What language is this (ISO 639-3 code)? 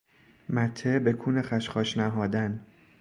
fas